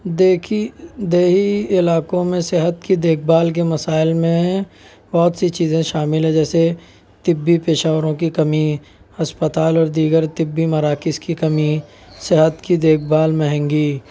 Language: Urdu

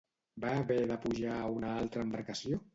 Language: Catalan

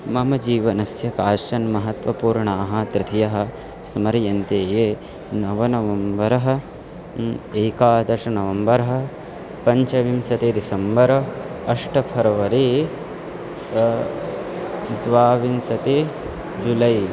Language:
Sanskrit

